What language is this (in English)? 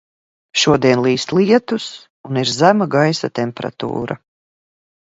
Latvian